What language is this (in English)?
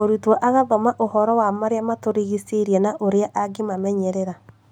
Kikuyu